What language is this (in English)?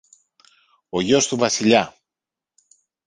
Greek